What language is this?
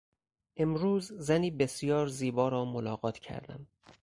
Persian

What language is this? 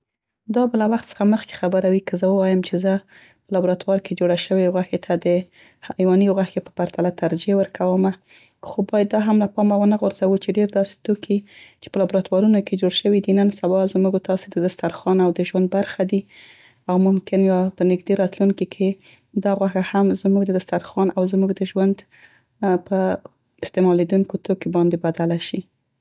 Central Pashto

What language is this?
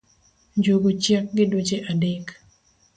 Luo (Kenya and Tanzania)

